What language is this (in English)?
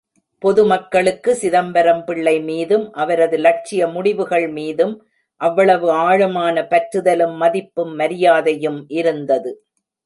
Tamil